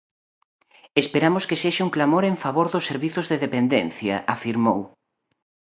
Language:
Galician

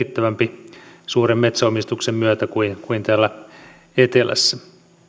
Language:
Finnish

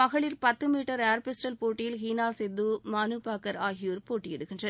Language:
Tamil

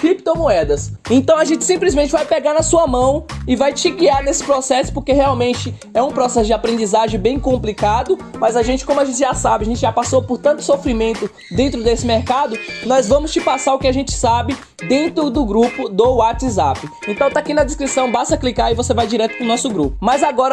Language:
Portuguese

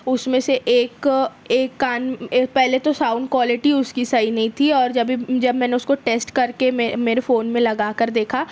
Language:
Urdu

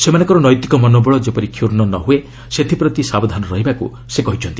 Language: Odia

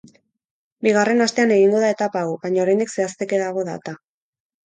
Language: Basque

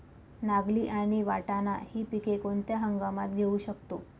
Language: Marathi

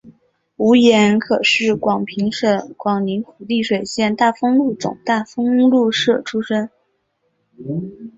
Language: Chinese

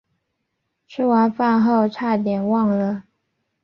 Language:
Chinese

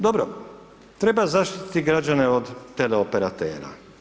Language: Croatian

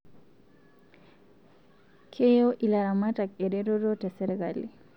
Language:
Masai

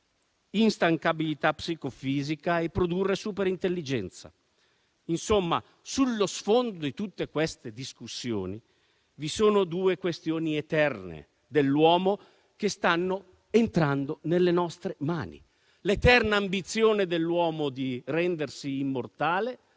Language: Italian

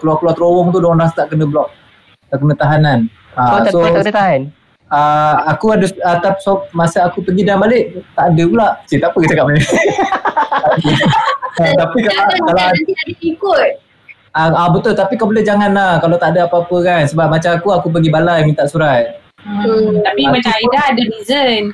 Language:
Malay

